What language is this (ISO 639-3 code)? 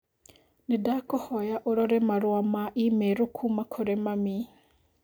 kik